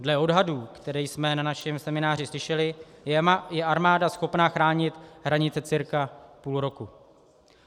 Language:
Czech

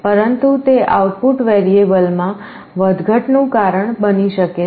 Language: Gujarati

